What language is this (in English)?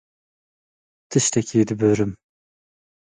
Kurdish